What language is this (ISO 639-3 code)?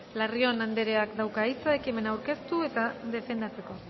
eus